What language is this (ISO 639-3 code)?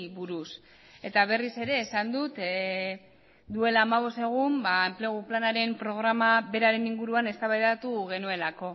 eus